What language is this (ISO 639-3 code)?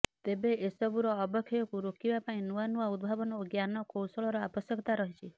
ori